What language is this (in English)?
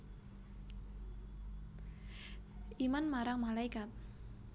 Javanese